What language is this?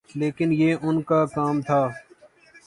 Urdu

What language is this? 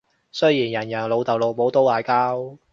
Cantonese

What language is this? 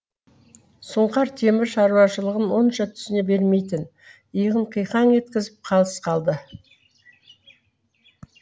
Kazakh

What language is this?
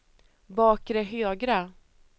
Swedish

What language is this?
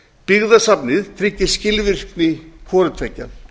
Icelandic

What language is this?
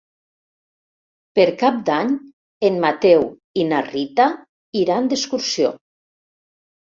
Catalan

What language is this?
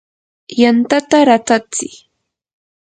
Yanahuanca Pasco Quechua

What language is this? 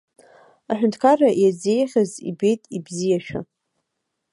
Abkhazian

